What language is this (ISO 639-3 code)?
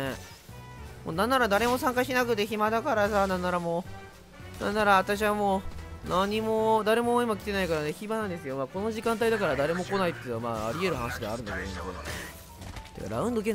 jpn